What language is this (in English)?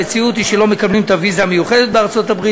Hebrew